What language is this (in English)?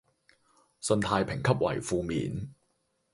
Cantonese